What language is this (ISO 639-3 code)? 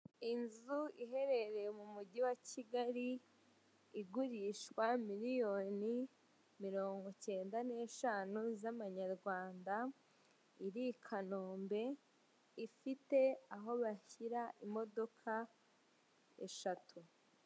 kin